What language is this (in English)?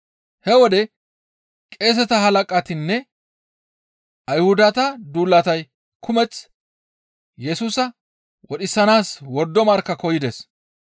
Gamo